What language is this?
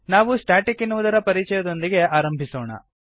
Kannada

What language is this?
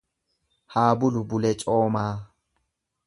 Oromo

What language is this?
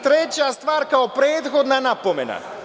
Serbian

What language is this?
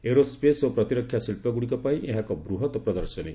Odia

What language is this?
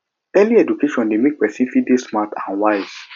Nigerian Pidgin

